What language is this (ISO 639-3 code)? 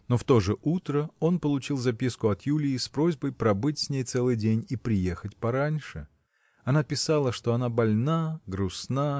rus